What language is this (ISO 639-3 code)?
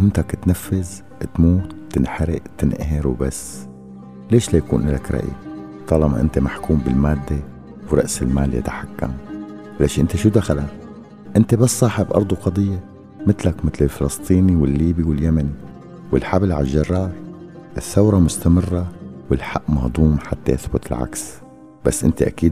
ara